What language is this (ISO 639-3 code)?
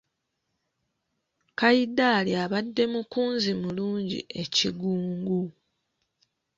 lug